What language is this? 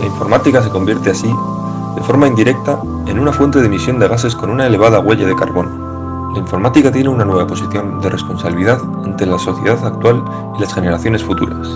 Spanish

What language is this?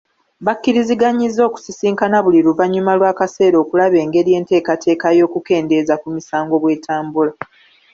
Ganda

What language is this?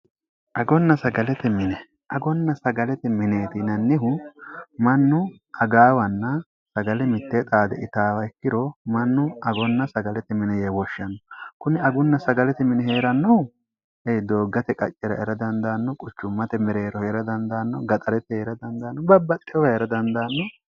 Sidamo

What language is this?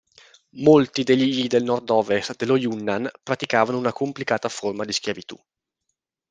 Italian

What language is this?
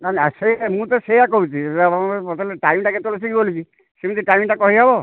Odia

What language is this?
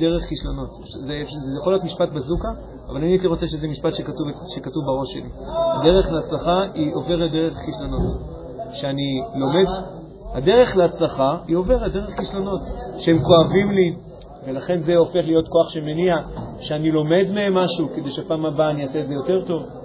Hebrew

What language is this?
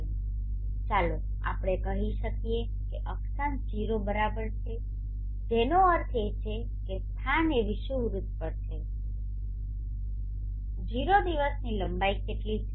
Gujarati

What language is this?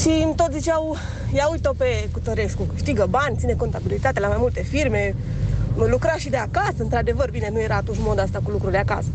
Romanian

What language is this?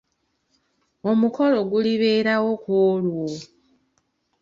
Ganda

